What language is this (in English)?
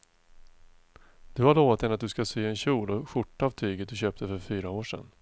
Swedish